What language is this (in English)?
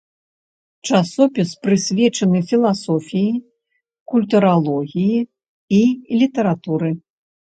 Belarusian